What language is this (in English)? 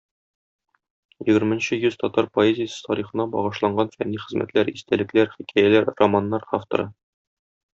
Tatar